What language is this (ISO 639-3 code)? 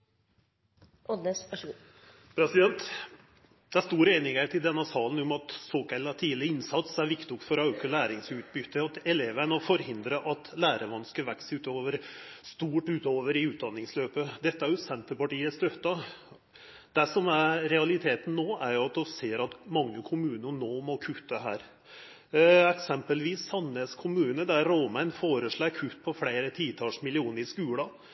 nno